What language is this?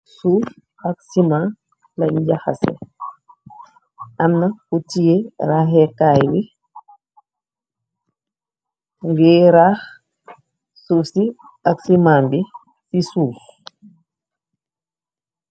Wolof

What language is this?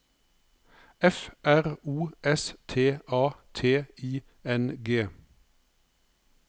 Norwegian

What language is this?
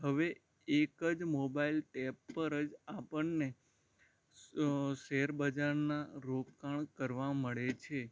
Gujarati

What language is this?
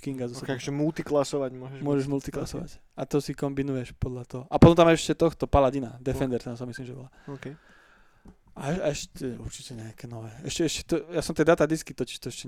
Slovak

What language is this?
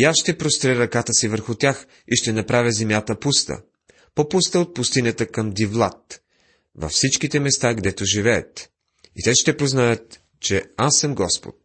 Bulgarian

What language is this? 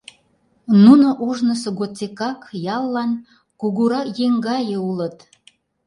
Mari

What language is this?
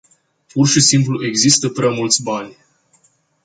Romanian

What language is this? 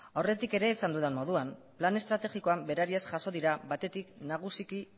Basque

